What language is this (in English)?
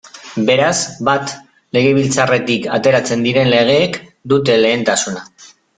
Basque